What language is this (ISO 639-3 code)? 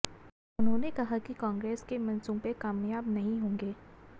hin